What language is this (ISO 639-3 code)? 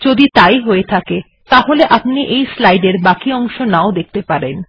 ben